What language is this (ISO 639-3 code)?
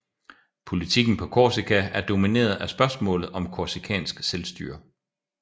dan